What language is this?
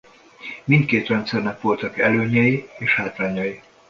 Hungarian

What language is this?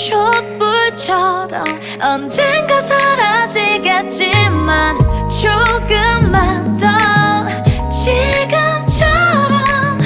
Korean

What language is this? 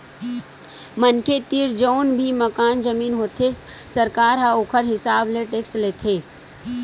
Chhattisgarhi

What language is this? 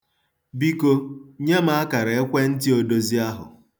Igbo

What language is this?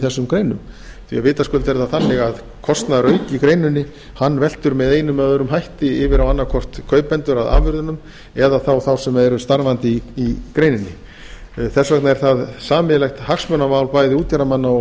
Icelandic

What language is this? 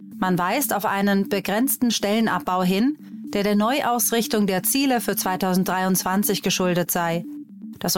German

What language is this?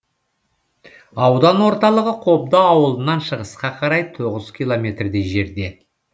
Kazakh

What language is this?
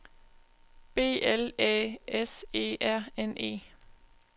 Danish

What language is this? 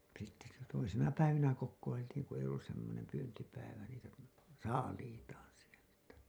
Finnish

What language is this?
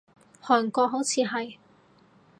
Cantonese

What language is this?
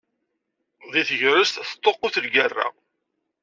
Kabyle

